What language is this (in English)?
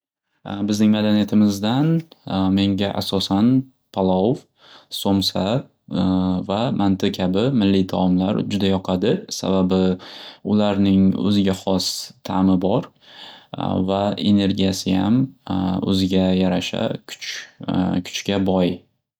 Uzbek